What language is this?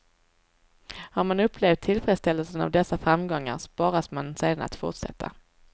Swedish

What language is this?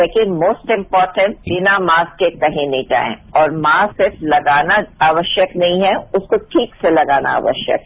Hindi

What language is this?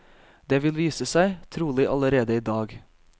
Norwegian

